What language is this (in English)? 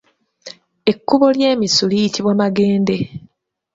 Ganda